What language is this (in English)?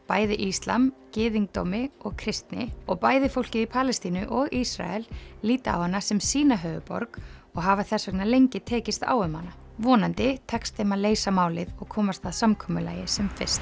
Icelandic